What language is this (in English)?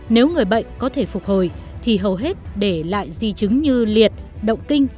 Vietnamese